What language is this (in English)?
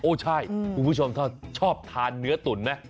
Thai